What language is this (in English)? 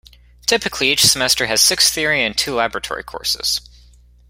English